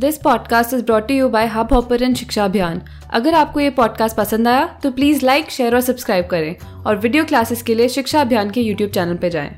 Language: Hindi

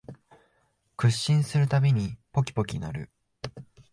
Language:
Japanese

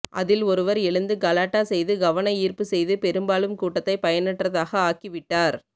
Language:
Tamil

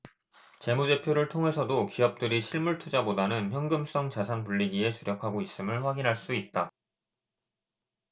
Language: Korean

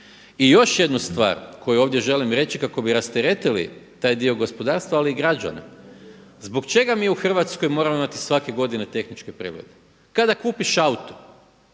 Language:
Croatian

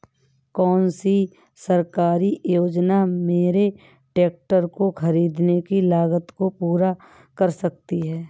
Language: Hindi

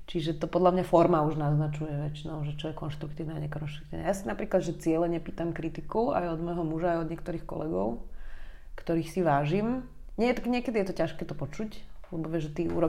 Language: Slovak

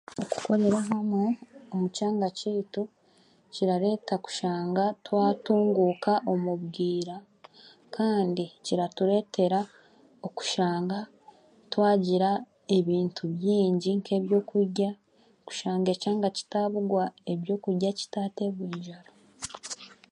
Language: Chiga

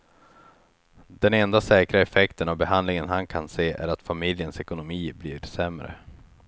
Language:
Swedish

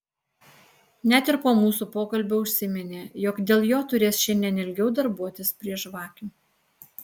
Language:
Lithuanian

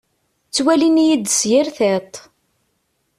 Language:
Kabyle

